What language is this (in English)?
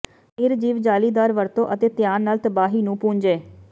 Punjabi